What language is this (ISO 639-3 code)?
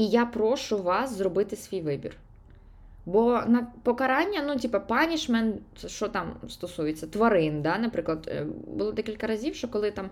ukr